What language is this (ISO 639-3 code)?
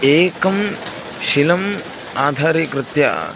san